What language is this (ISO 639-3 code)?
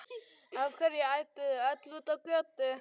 isl